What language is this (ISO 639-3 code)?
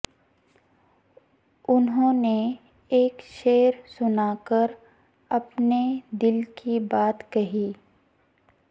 urd